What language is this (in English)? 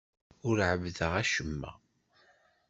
Kabyle